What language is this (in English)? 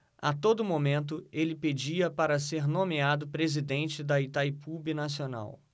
Portuguese